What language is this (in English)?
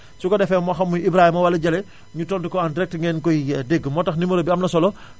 Wolof